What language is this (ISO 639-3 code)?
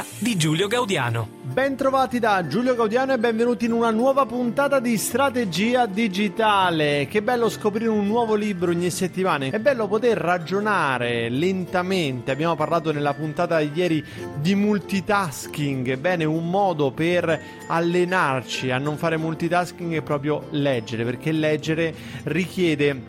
ita